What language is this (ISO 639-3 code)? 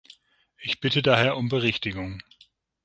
deu